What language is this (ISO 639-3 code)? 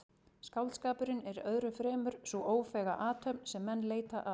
isl